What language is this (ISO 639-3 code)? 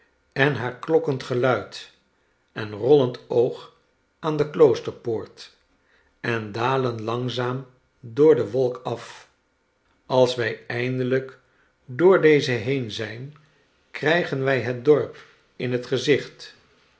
nld